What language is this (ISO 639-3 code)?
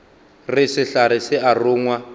nso